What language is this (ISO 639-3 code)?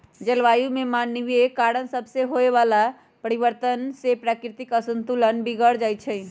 mag